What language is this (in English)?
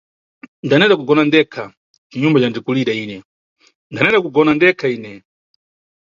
Nyungwe